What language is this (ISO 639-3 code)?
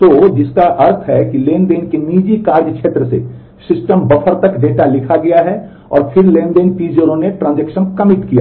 hin